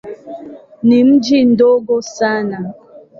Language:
Swahili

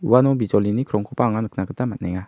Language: Garo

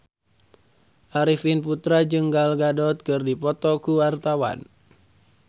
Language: Sundanese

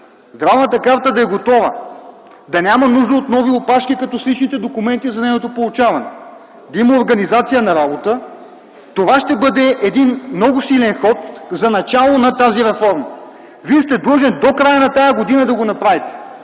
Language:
Bulgarian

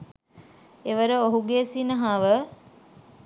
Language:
Sinhala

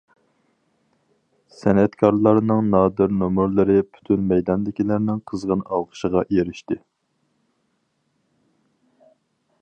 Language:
Uyghur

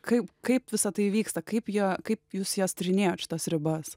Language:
Lithuanian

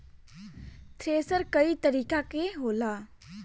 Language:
Bhojpuri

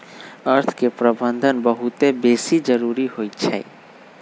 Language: Magahi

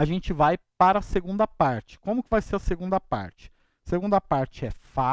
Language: Portuguese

